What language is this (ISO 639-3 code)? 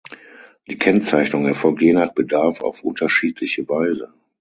deu